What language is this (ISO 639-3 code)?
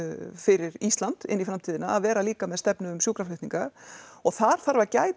isl